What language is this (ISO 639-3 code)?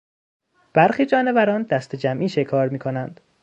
fas